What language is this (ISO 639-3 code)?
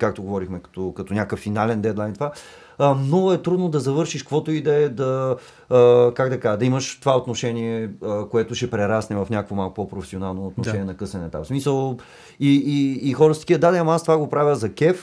bul